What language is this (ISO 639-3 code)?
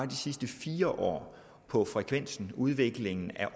dan